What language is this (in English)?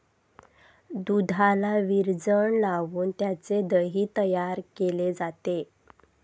Marathi